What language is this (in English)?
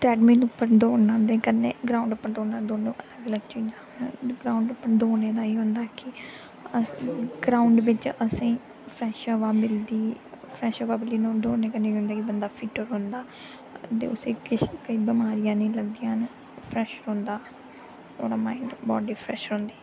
Dogri